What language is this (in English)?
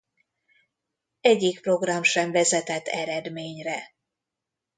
Hungarian